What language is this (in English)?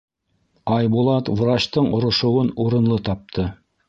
Bashkir